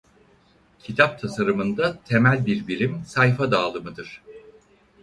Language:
Turkish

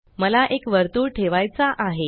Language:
Marathi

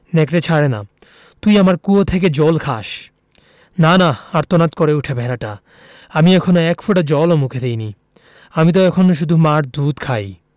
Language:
Bangla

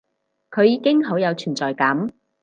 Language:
Cantonese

